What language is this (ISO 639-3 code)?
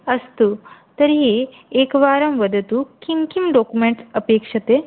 san